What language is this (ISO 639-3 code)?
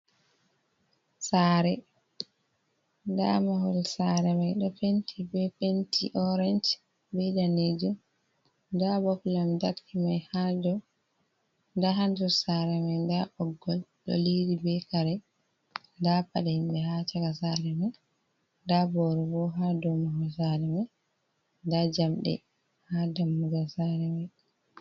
ful